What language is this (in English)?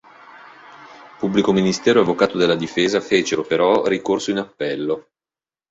Italian